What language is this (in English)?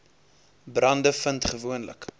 Afrikaans